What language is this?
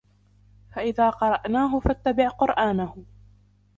Arabic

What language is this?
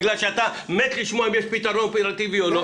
Hebrew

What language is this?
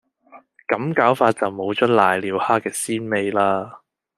Cantonese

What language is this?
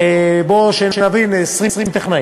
Hebrew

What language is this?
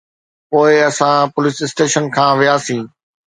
Sindhi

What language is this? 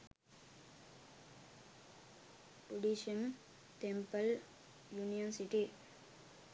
Sinhala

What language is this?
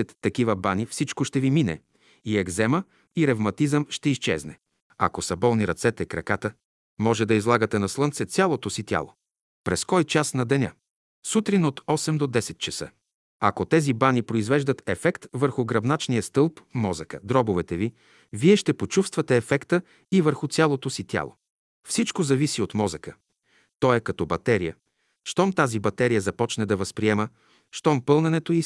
Bulgarian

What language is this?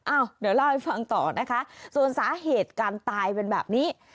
Thai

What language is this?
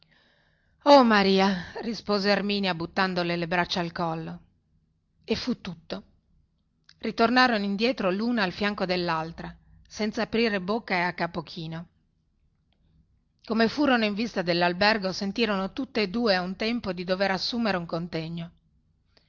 Italian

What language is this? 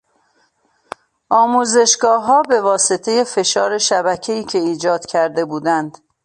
Persian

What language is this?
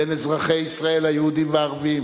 Hebrew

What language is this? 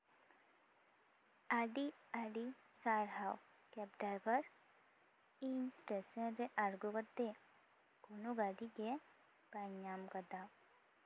Santali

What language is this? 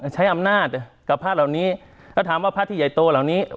Thai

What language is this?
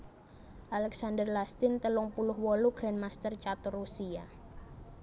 Javanese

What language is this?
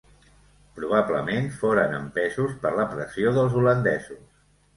Catalan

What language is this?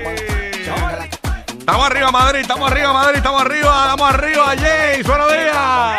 Spanish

